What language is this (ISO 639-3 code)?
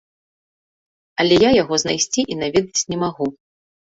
bel